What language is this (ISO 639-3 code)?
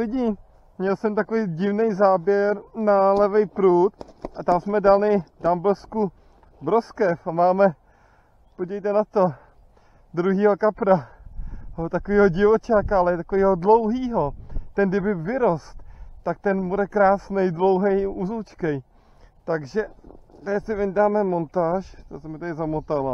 ces